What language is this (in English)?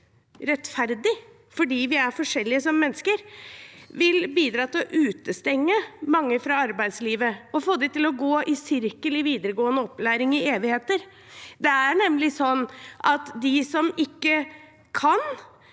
Norwegian